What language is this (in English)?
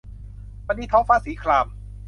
Thai